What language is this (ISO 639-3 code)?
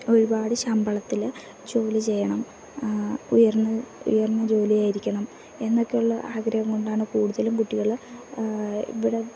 mal